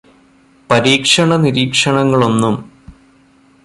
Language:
Malayalam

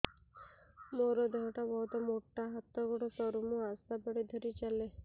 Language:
Odia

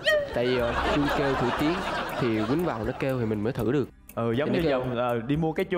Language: Vietnamese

